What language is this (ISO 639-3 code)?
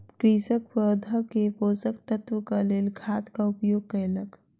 mai